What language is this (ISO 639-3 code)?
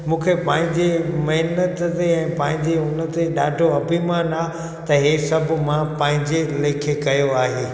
snd